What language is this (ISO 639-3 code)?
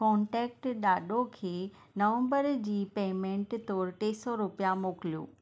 snd